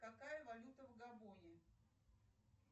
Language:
Russian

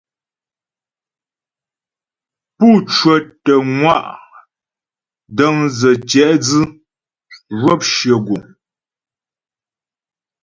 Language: Ghomala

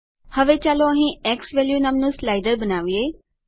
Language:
Gujarati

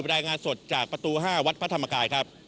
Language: Thai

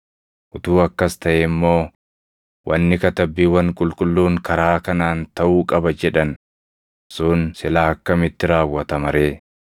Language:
Oromo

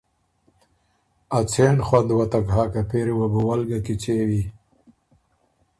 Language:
Ormuri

